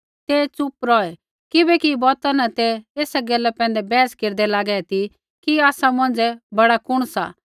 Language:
Kullu Pahari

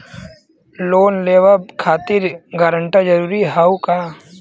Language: Bhojpuri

